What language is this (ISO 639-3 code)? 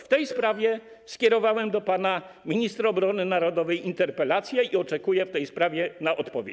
pol